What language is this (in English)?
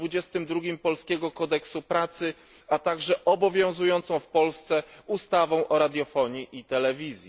Polish